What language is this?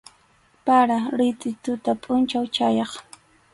Arequipa-La Unión Quechua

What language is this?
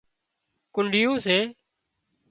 Wadiyara Koli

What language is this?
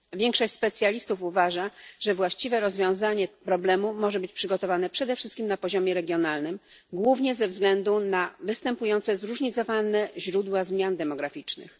Polish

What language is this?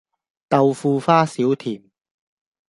Cantonese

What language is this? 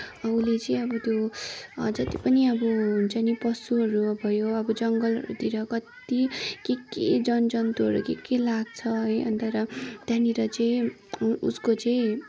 Nepali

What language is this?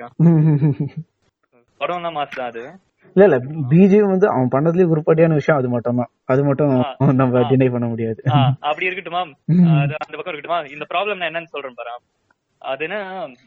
Tamil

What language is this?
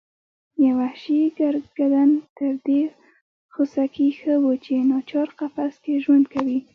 Pashto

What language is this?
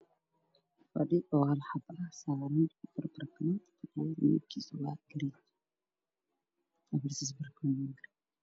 Somali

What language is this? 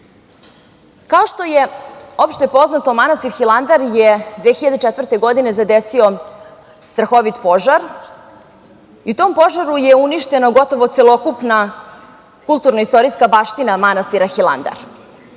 Serbian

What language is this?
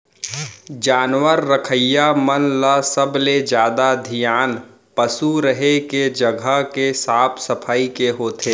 Chhattisgarhi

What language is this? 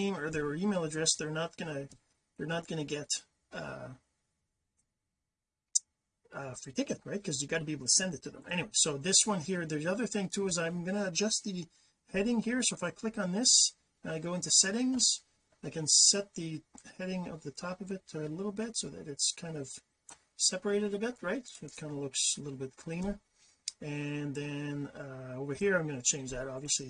English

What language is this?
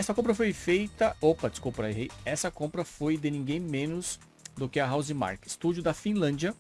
Portuguese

